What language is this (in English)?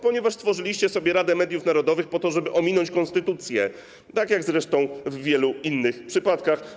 Polish